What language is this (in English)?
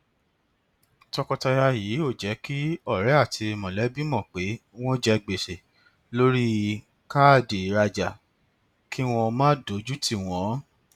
Yoruba